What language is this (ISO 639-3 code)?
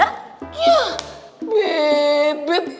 ind